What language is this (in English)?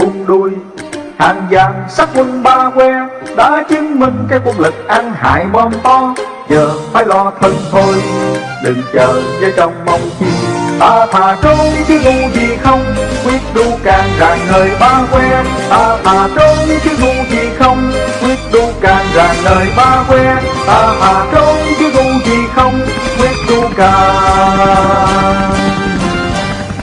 Vietnamese